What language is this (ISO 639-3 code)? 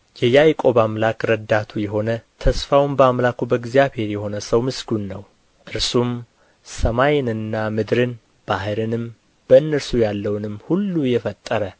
amh